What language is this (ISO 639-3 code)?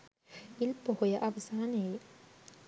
sin